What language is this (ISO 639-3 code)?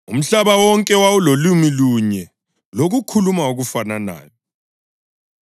nde